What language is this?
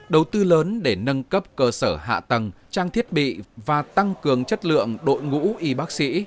Vietnamese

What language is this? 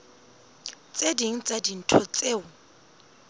Southern Sotho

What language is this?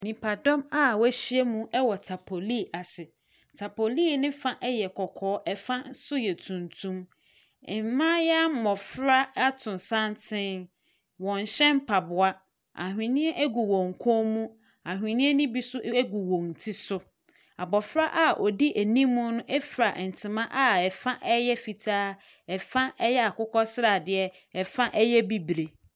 Akan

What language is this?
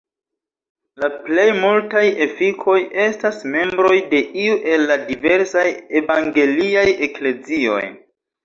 Esperanto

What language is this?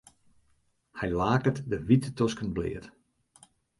Western Frisian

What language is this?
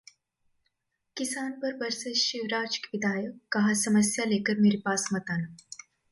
Hindi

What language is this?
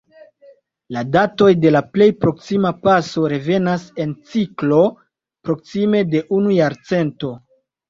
Esperanto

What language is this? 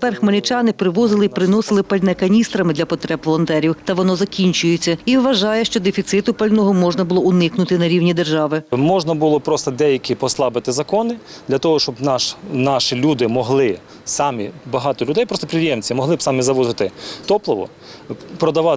Ukrainian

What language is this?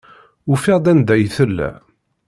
Kabyle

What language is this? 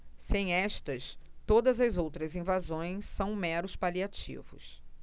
Portuguese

